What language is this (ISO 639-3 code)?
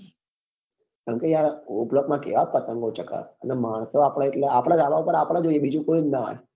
guj